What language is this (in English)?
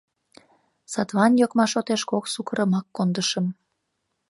Mari